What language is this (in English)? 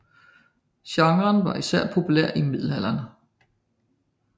Danish